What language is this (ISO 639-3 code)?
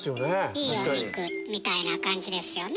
jpn